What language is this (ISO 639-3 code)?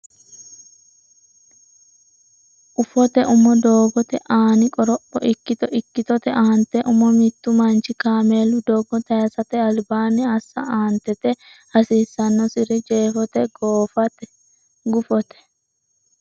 sid